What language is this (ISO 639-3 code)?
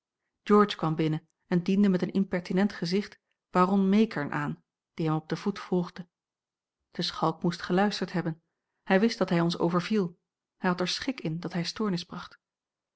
nld